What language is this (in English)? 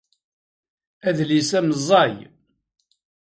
Kabyle